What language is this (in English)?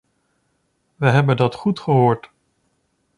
Dutch